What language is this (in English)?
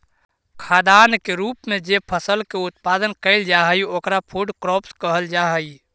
Magahi